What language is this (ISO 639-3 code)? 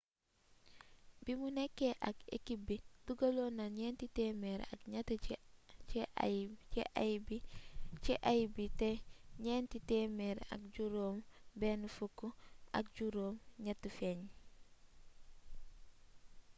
wol